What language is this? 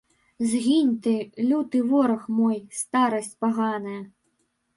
Belarusian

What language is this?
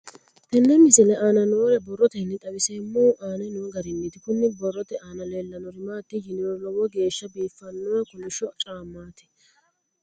Sidamo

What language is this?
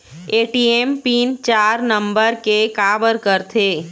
Chhattisgarhi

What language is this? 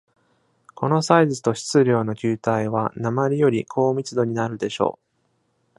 Japanese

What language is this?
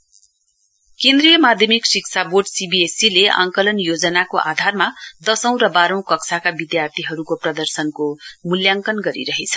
Nepali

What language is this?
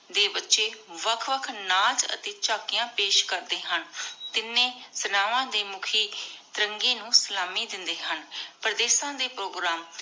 Punjabi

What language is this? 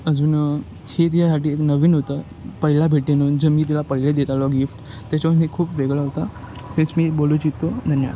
Marathi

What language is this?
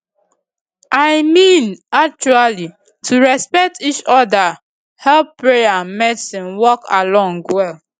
Nigerian Pidgin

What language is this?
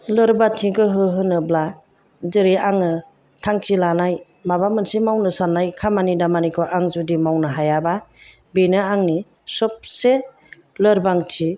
Bodo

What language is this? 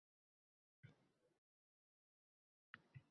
Uzbek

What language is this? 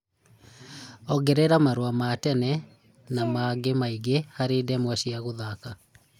Kikuyu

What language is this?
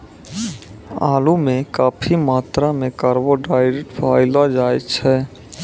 Maithili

